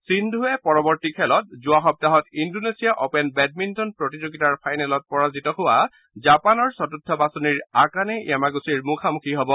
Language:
Assamese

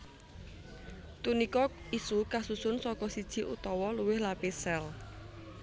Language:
Javanese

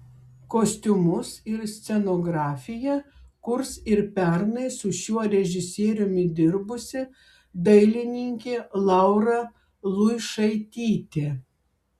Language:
Lithuanian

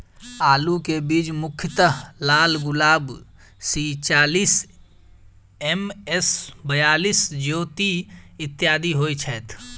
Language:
Maithili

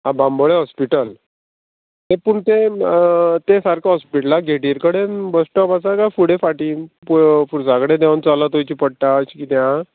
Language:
Konkani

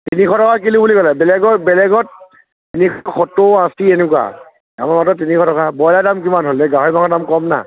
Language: Assamese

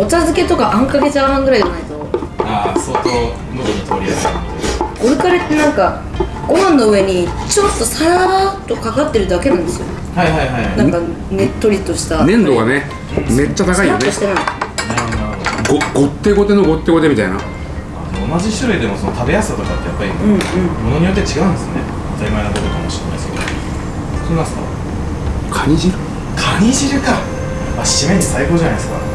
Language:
Japanese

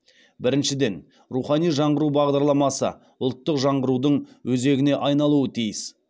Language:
Kazakh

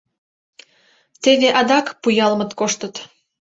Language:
Mari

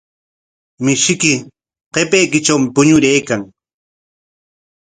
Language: Corongo Ancash Quechua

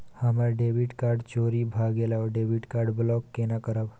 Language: Maithili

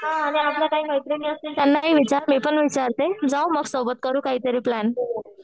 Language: Marathi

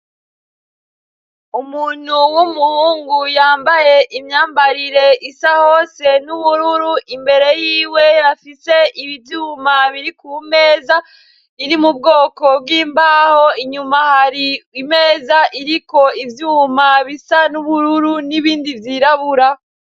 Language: Rundi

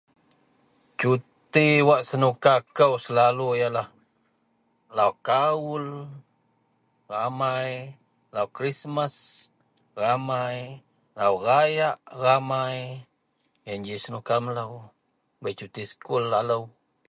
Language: Central Melanau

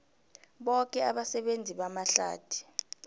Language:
South Ndebele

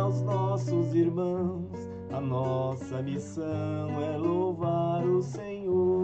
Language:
Portuguese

